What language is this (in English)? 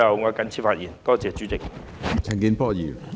Cantonese